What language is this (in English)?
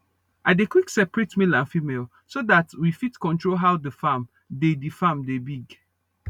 Nigerian Pidgin